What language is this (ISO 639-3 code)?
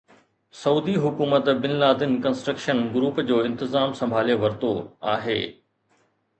snd